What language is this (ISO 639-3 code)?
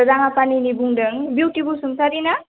brx